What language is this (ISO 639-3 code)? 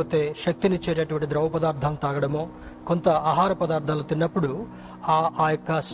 tel